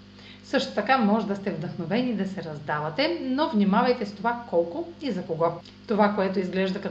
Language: Bulgarian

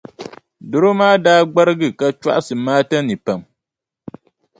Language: Dagbani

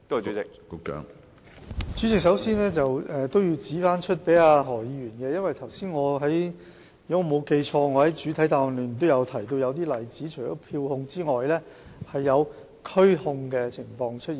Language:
Cantonese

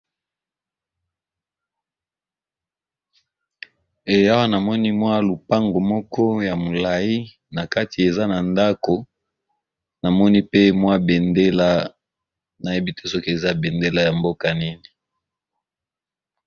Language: Lingala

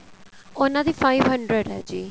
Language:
Punjabi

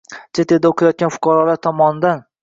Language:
Uzbek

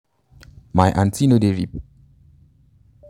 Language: Nigerian Pidgin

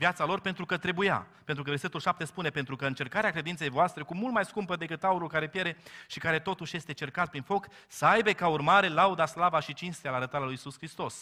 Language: Romanian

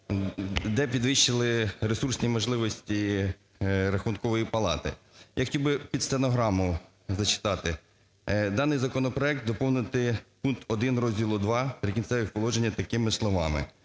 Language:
Ukrainian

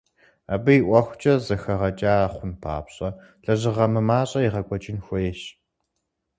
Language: Kabardian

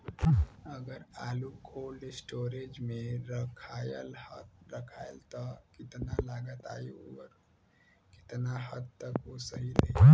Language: Bhojpuri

